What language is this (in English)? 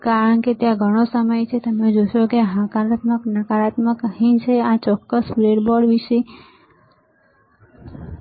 Gujarati